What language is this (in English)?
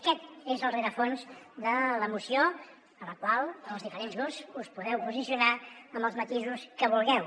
Catalan